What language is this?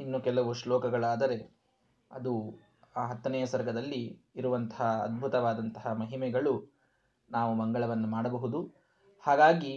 Kannada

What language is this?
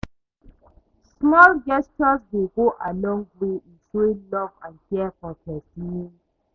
Nigerian Pidgin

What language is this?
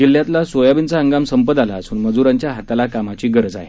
Marathi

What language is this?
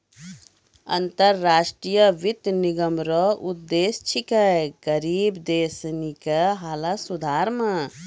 Maithili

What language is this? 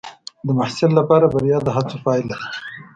Pashto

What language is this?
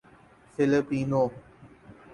Urdu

